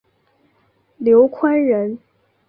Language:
Chinese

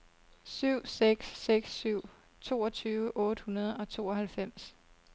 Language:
Danish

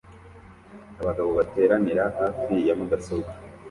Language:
Kinyarwanda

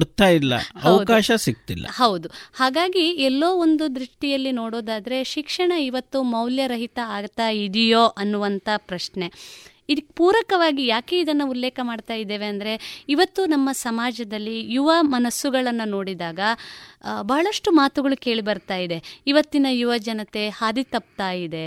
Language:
Kannada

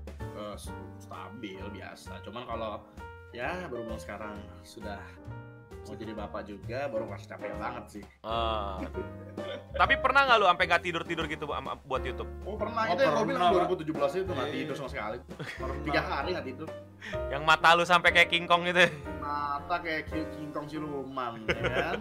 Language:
Indonesian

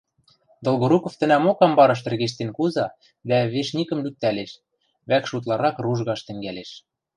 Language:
Western Mari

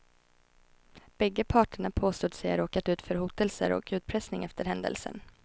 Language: Swedish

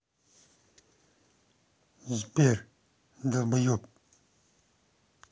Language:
Russian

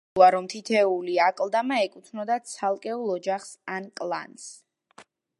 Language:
Georgian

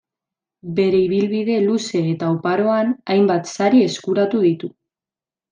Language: Basque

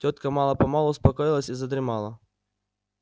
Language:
Russian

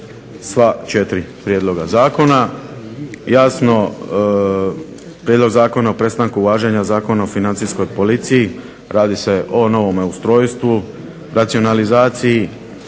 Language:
Croatian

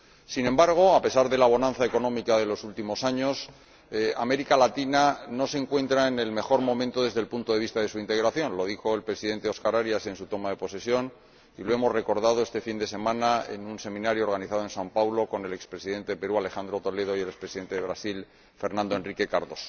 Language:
Spanish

